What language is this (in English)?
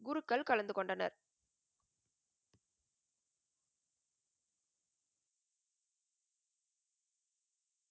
Tamil